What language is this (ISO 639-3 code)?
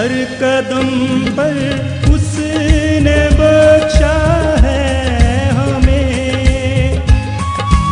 hin